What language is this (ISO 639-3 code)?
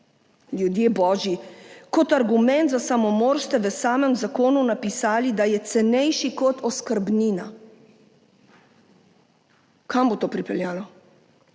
slv